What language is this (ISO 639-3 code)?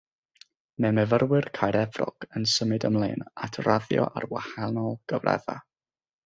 cym